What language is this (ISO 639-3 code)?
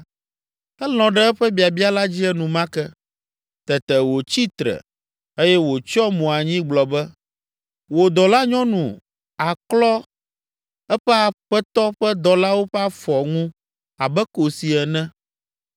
ewe